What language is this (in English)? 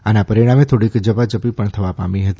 Gujarati